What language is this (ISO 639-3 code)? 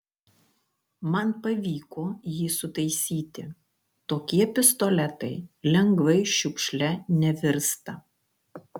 lit